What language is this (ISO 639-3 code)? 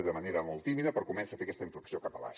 cat